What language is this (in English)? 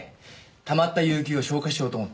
Japanese